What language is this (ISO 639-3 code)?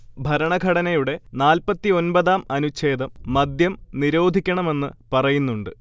mal